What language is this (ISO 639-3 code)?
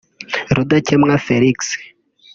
kin